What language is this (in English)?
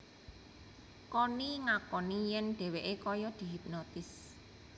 Javanese